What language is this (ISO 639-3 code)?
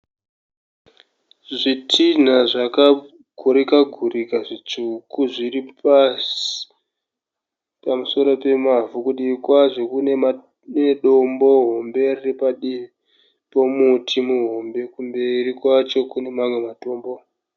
sna